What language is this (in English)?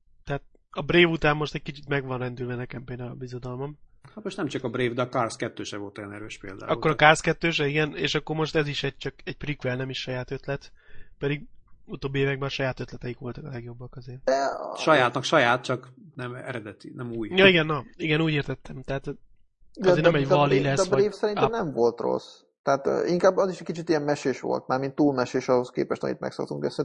Hungarian